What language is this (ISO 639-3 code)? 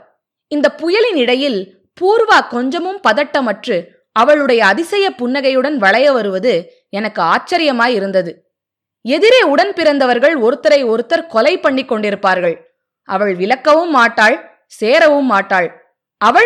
tam